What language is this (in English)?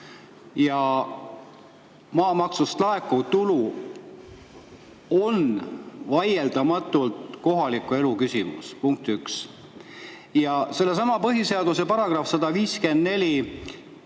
Estonian